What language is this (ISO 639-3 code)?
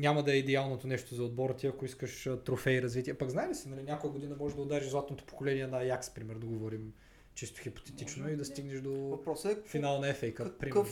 bul